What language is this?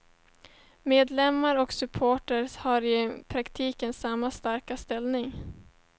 Swedish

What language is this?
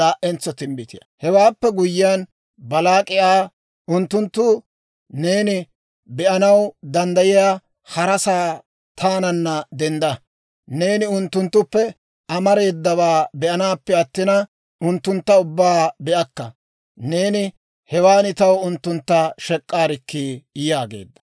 Dawro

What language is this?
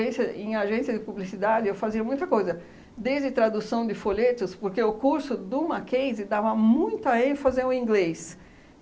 Portuguese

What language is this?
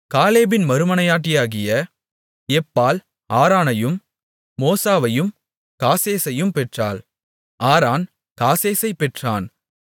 Tamil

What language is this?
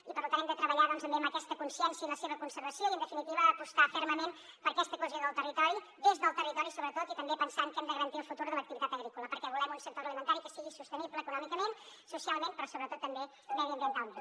Catalan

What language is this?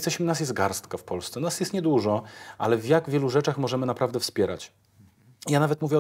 Polish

